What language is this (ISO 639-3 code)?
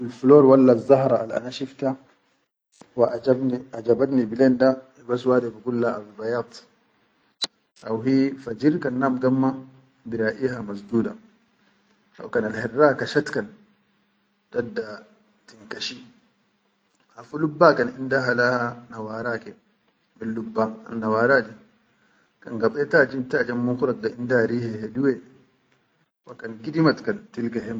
shu